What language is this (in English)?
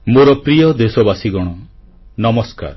Odia